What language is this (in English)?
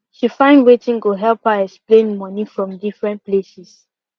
Nigerian Pidgin